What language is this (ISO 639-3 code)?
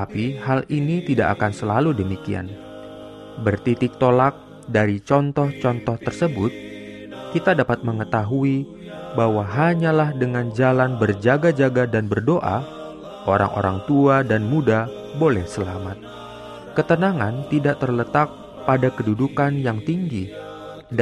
ind